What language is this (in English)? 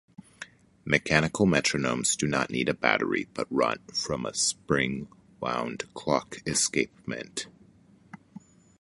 English